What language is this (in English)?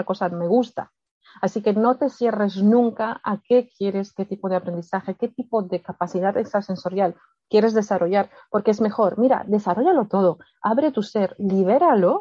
Spanish